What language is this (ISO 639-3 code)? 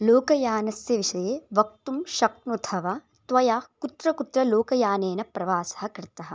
san